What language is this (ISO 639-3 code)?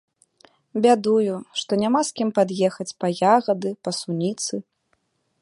bel